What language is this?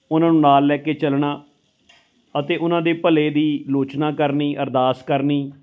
Punjabi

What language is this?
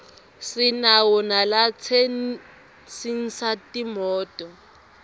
Swati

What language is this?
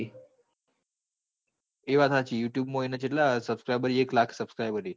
Gujarati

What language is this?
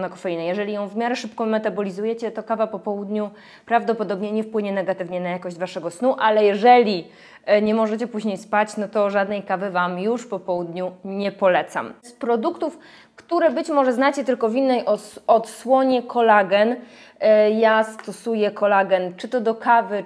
Polish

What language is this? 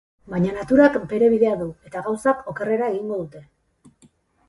Basque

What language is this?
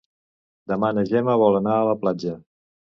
Catalan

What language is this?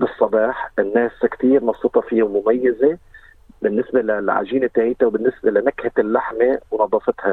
Arabic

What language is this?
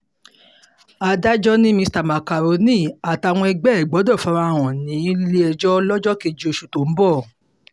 Yoruba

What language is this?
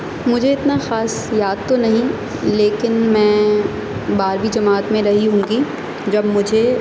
Urdu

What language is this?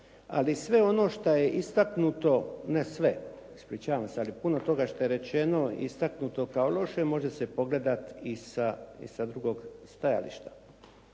Croatian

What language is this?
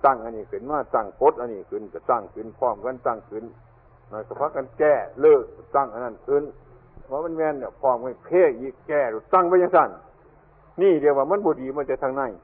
Thai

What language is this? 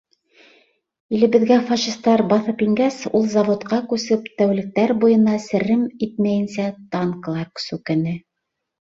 Bashkir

